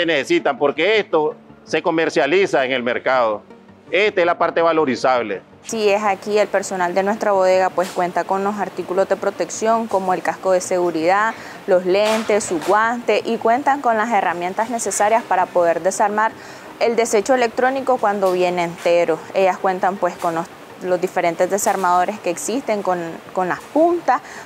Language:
Spanish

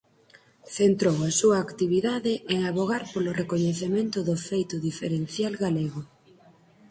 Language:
Galician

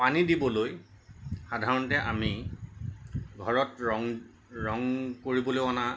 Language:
Assamese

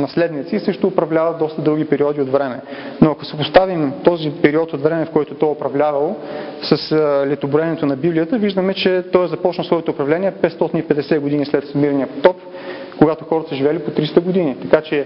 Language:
Bulgarian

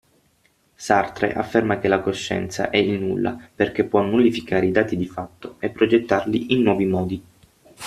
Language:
Italian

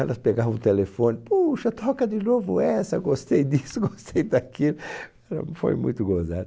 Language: Portuguese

